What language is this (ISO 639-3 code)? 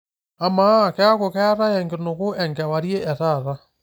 mas